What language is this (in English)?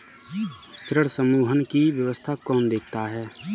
Hindi